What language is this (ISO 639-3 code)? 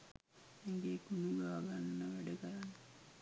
sin